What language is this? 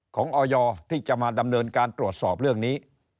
Thai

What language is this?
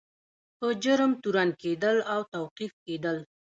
Pashto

